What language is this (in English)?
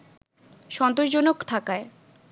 Bangla